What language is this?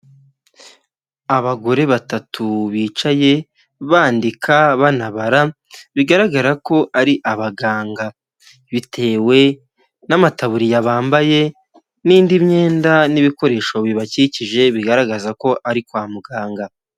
Kinyarwanda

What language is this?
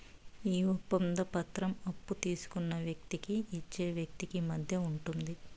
Telugu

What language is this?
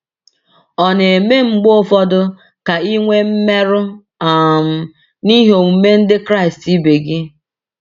Igbo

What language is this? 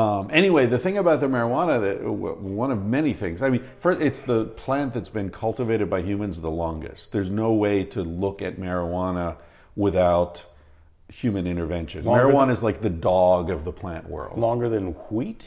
English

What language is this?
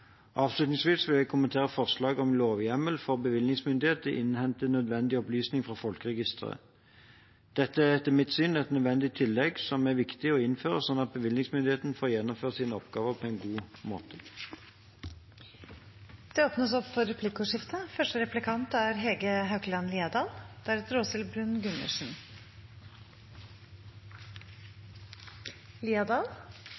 Norwegian Bokmål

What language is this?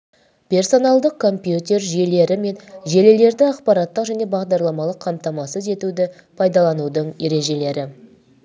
Kazakh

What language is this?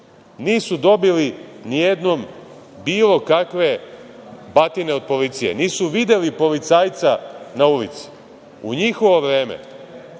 Serbian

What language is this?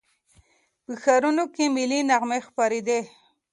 Pashto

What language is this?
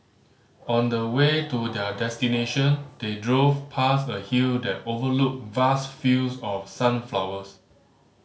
English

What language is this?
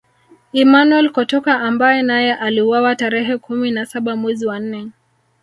Swahili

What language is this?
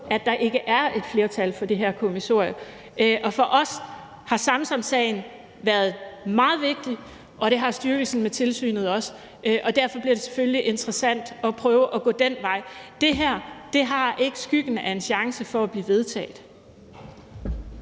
Danish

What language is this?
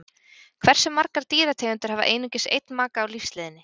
Icelandic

